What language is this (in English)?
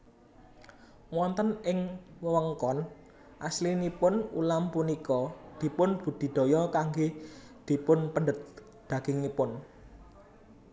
Javanese